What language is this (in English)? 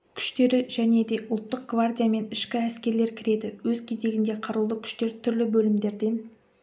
Kazakh